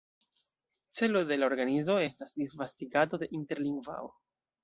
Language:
Esperanto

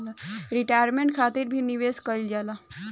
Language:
Bhojpuri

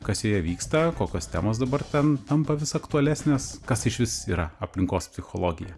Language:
Lithuanian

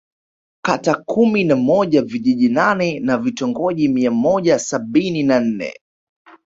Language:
Swahili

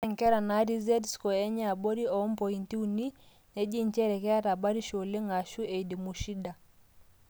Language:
Masai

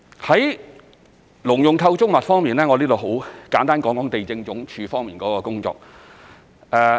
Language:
Cantonese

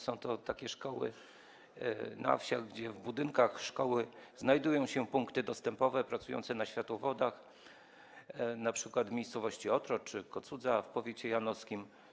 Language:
Polish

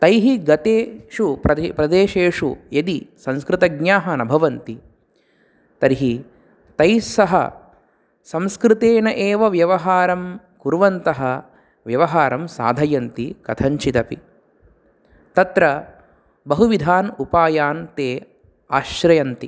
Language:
Sanskrit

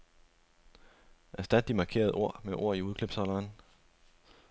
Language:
Danish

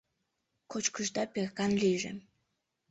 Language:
Mari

